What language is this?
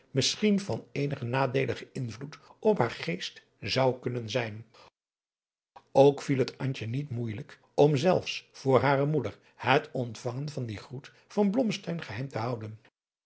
Dutch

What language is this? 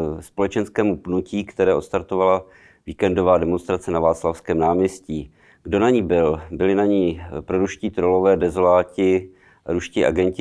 Czech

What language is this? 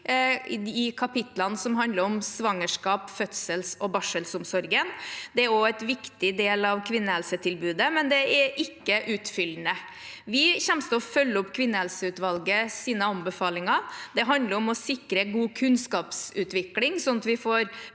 Norwegian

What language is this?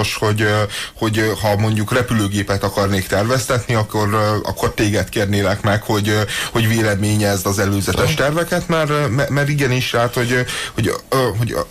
Hungarian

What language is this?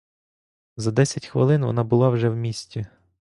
Ukrainian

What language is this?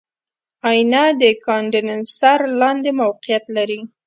Pashto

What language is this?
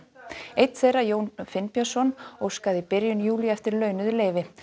Icelandic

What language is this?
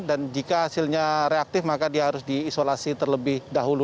Indonesian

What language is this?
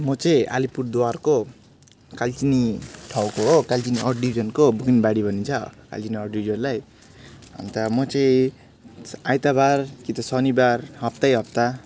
Nepali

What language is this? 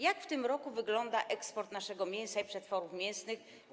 Polish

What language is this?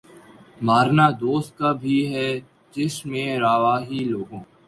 Urdu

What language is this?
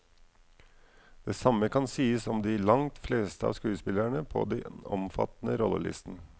Norwegian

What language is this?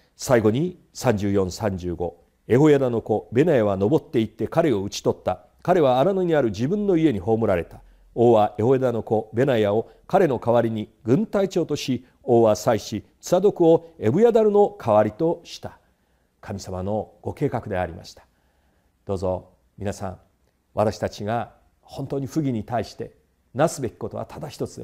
Japanese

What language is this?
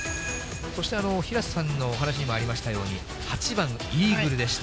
Japanese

